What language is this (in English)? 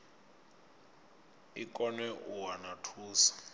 Venda